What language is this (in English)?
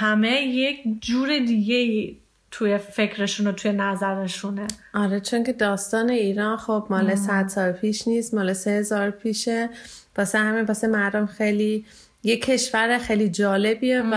Persian